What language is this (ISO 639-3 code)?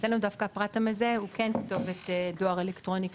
heb